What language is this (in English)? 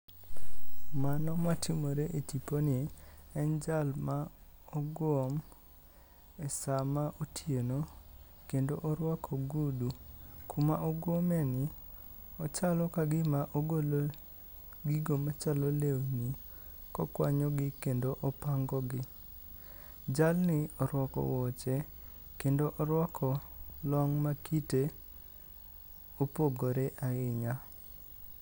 Luo (Kenya and Tanzania)